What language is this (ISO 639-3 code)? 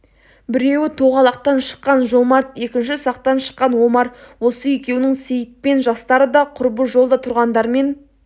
kaz